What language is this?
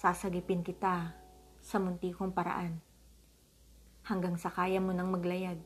Filipino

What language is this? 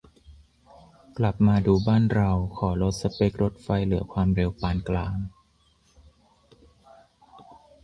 Thai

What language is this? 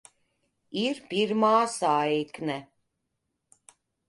Latvian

